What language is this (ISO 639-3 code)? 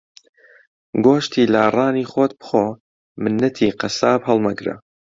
ckb